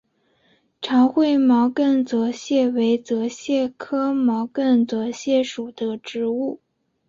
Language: Chinese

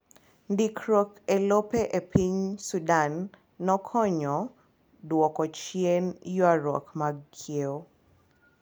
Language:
Luo (Kenya and Tanzania)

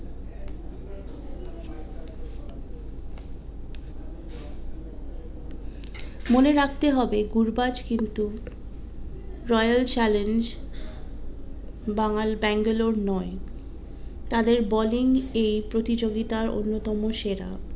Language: Bangla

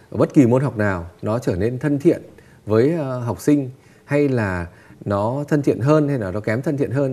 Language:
Vietnamese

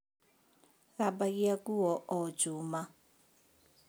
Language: Kikuyu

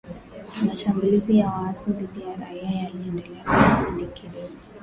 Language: Swahili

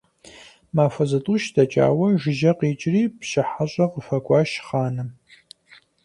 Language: Kabardian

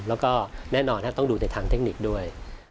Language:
Thai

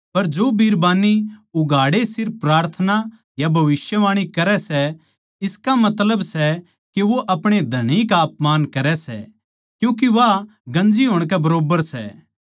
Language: Haryanvi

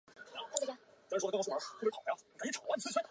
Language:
Chinese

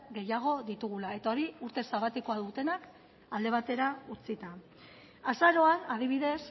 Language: Basque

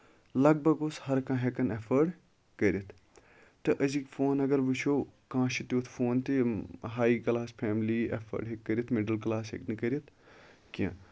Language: Kashmiri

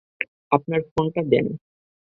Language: Bangla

